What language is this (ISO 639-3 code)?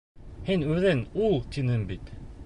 bak